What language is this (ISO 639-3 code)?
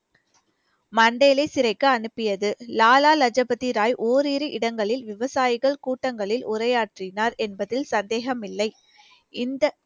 tam